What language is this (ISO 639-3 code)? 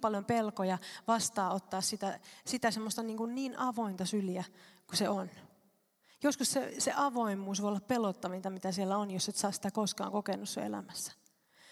fin